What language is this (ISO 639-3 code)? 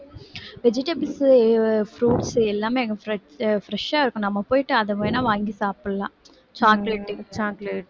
tam